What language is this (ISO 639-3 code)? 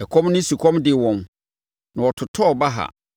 aka